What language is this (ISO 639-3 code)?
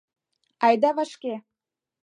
chm